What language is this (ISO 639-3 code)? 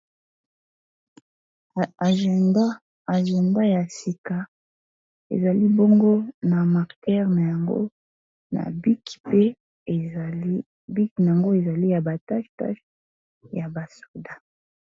lin